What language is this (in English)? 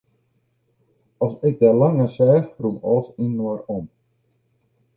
Western Frisian